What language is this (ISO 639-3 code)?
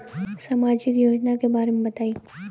bho